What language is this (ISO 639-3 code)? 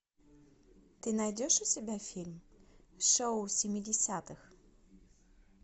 rus